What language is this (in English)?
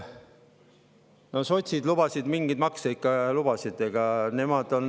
Estonian